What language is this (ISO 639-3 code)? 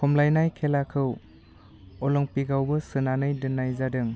brx